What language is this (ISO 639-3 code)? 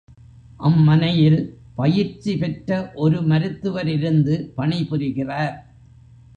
tam